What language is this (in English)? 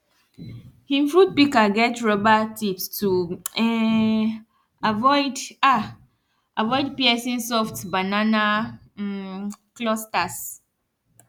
Nigerian Pidgin